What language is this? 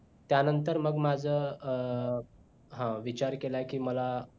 Marathi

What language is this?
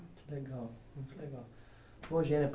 Portuguese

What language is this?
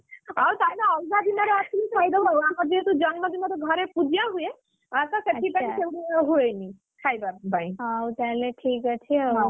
Odia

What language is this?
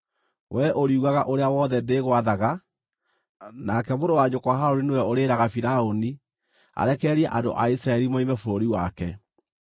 Kikuyu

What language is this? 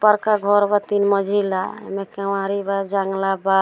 Bhojpuri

